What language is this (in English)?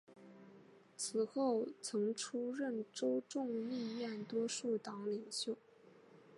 Chinese